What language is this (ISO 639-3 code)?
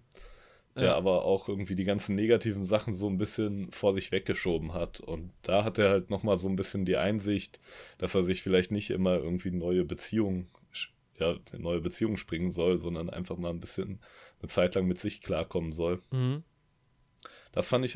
deu